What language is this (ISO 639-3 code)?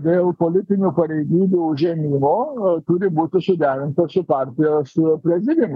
lit